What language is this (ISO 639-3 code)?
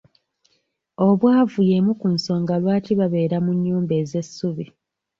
lug